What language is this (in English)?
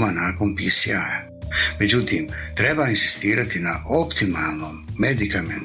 Croatian